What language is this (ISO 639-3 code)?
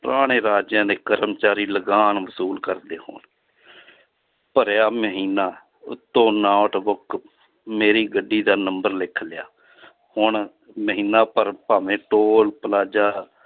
pan